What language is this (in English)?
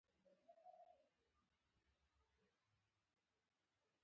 Pashto